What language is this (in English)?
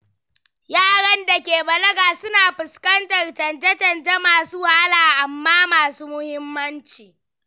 Hausa